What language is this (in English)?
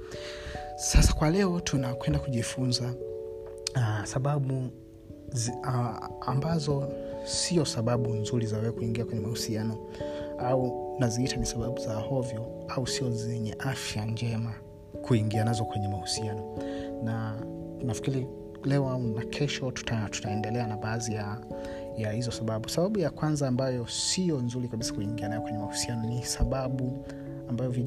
Swahili